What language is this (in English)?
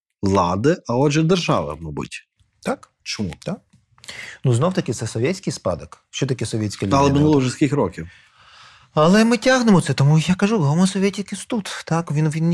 Ukrainian